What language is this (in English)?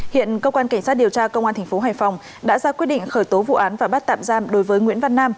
Vietnamese